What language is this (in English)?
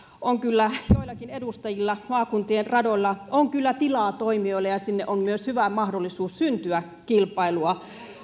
Finnish